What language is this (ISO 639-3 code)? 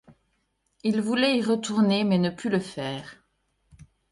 fra